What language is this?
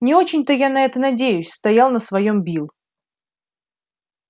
Russian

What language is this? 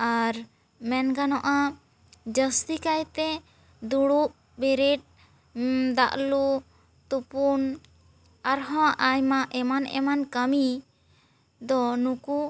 Santali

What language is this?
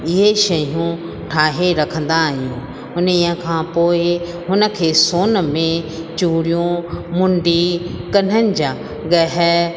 Sindhi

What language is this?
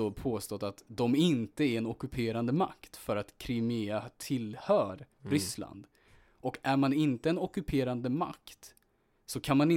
Swedish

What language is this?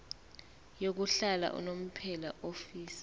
Zulu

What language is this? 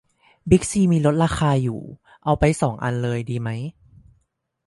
Thai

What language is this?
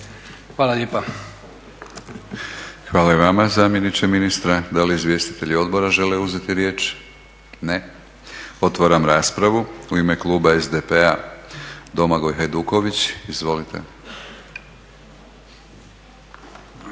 Croatian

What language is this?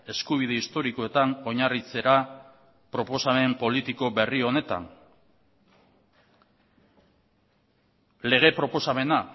Basque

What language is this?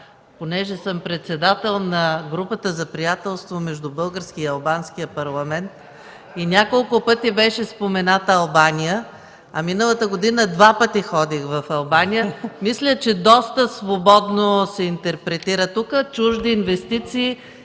Bulgarian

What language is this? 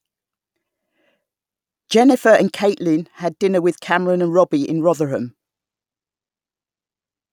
English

